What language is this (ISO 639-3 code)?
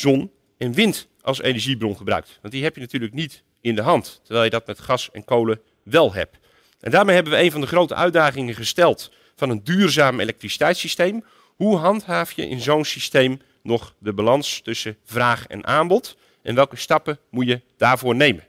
nld